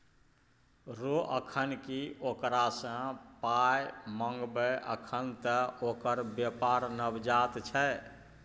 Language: Maithili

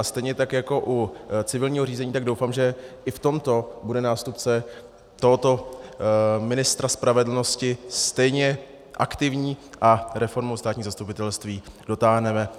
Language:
Czech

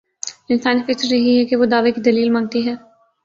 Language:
Urdu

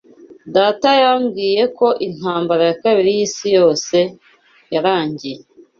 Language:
Kinyarwanda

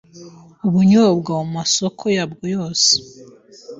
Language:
Kinyarwanda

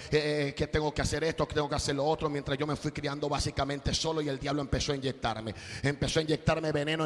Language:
Spanish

